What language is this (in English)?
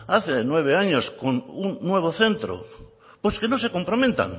Spanish